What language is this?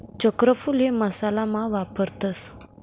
Marathi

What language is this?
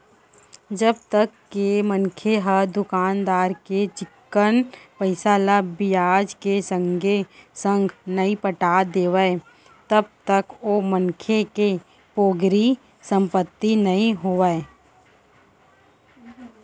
Chhattisgarhi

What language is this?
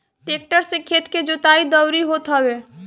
Bhojpuri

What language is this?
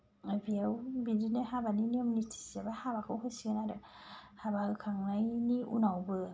Bodo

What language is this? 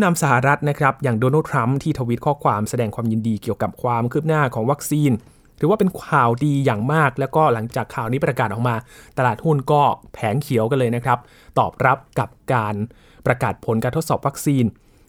Thai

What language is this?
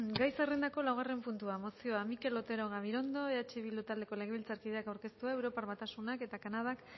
Basque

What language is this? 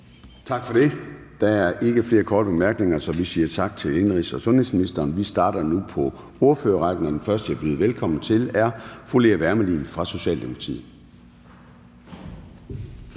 Danish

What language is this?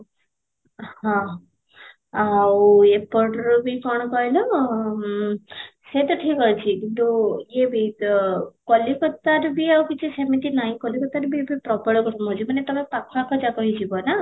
Odia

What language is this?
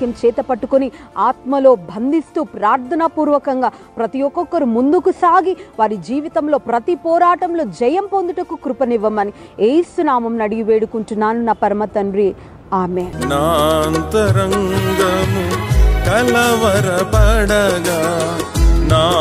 Romanian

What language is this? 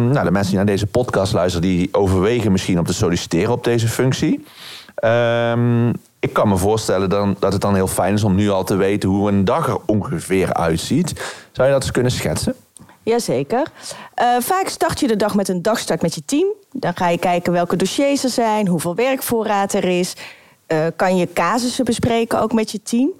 Dutch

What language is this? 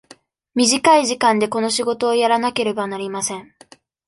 Japanese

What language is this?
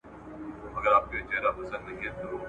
Pashto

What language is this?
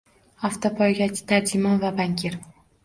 Uzbek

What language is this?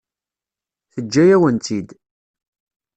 Kabyle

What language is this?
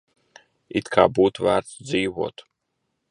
Latvian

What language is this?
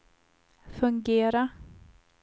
Swedish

